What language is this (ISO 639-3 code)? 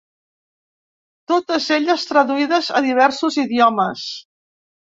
cat